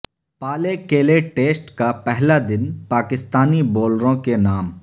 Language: Urdu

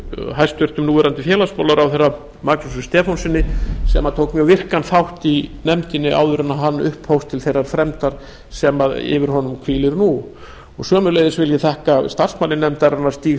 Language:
Icelandic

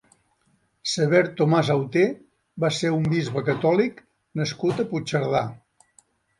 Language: Catalan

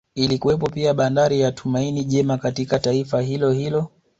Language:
Swahili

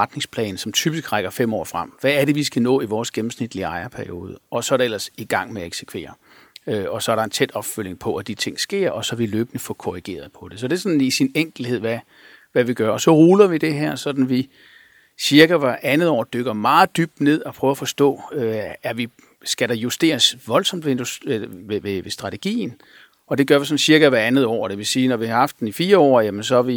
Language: Danish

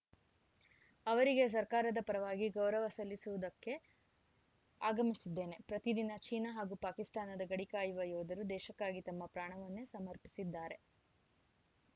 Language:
Kannada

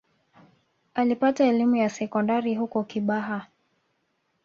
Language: Swahili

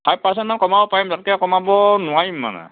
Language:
Assamese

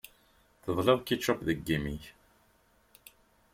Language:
Kabyle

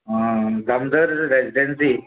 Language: Konkani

